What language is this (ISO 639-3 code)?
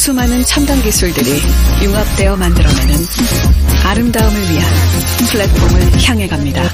kor